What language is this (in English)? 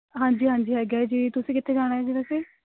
Punjabi